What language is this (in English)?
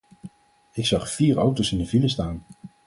Dutch